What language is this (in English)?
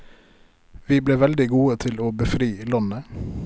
Norwegian